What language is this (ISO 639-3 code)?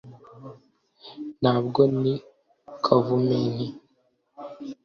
kin